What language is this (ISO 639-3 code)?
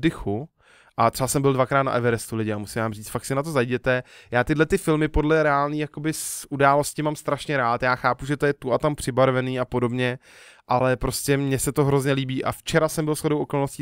ces